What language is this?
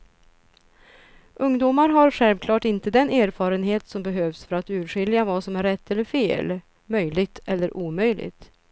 Swedish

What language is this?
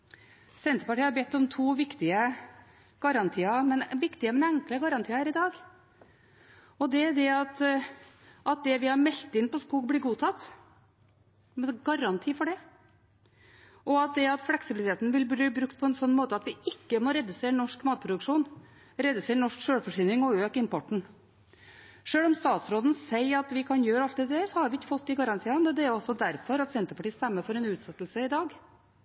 Norwegian Bokmål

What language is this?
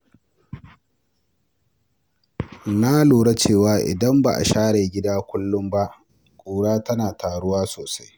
Hausa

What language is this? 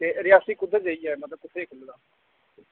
Dogri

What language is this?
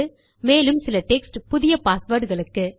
Tamil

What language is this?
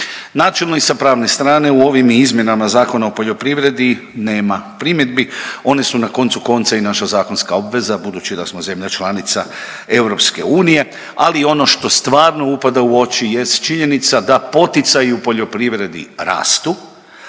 Croatian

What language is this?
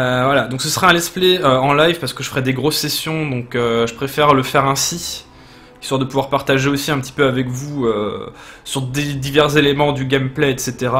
French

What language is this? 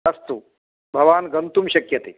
Sanskrit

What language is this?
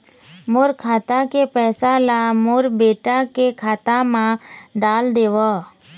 Chhattisgarhi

